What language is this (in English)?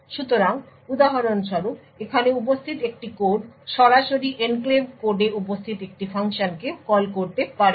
Bangla